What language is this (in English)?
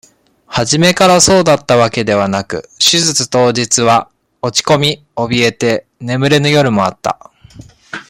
Japanese